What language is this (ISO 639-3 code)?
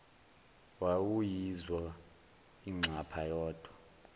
zul